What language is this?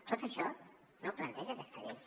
Catalan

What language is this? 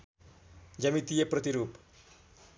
Nepali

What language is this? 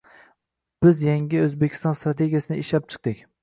Uzbek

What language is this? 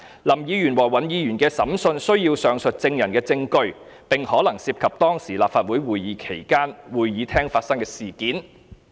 Cantonese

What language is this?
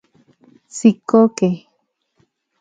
Central Puebla Nahuatl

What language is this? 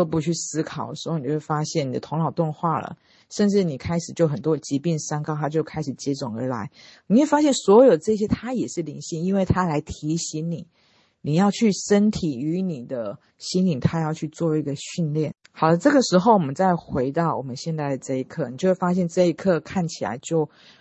Chinese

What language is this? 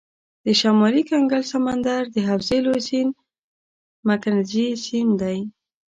Pashto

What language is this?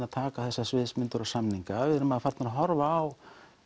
Icelandic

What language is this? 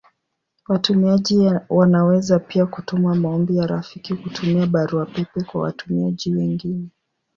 Swahili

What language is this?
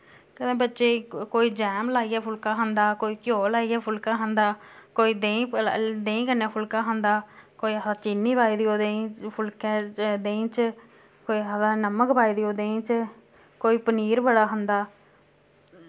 Dogri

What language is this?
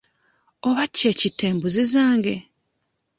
Ganda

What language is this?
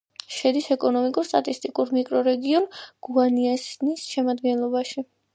Georgian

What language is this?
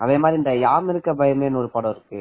Tamil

